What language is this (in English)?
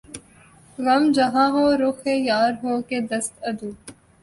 Urdu